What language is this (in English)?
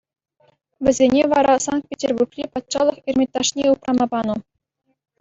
Chuvash